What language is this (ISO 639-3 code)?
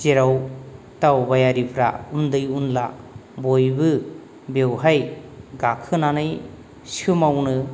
brx